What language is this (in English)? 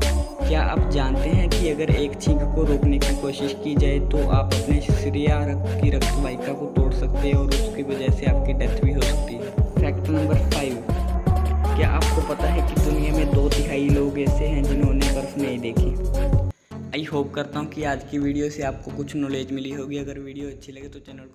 Hindi